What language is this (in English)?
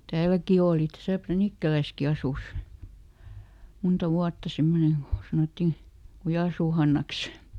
Finnish